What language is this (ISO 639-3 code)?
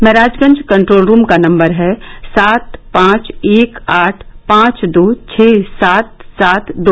hin